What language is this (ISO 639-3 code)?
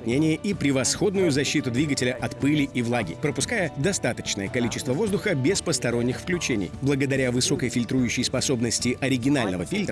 rus